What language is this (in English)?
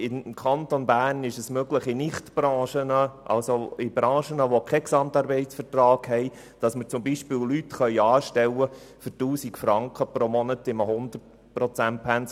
Swiss German